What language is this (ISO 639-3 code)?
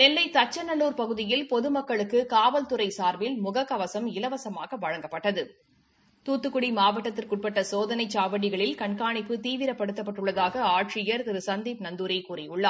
tam